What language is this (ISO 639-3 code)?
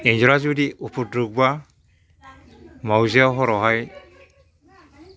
brx